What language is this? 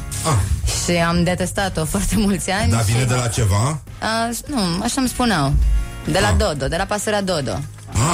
Romanian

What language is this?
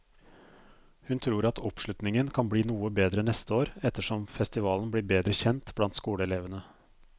Norwegian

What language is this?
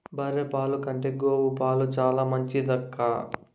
Telugu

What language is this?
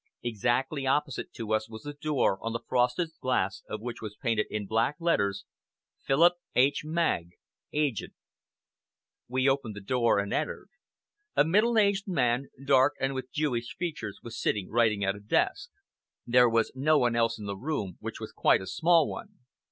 English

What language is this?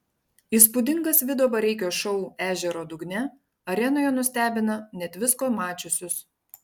Lithuanian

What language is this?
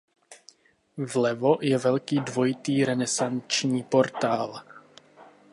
Czech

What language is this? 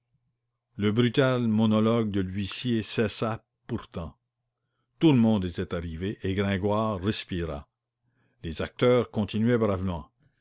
French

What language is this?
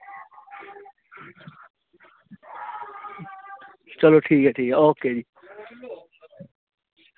Dogri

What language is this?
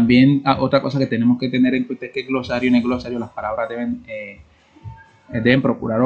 Spanish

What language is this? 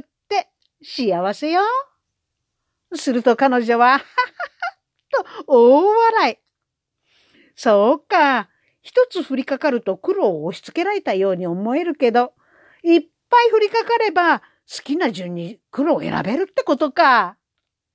Japanese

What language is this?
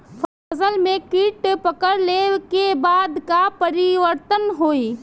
Bhojpuri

